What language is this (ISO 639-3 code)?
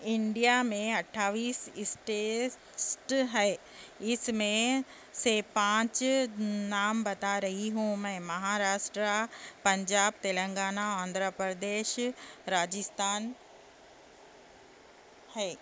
urd